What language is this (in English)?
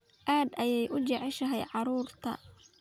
Somali